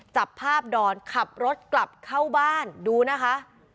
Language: Thai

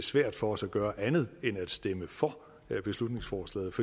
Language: Danish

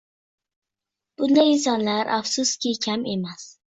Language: Uzbek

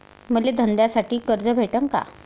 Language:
Marathi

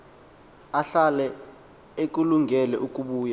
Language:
Xhosa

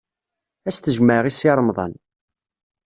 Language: Kabyle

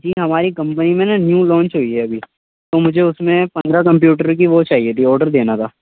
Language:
Urdu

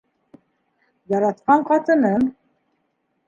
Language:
Bashkir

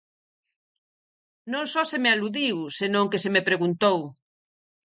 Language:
Galician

